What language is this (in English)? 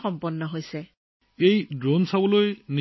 Assamese